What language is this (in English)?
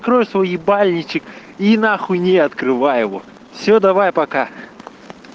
Russian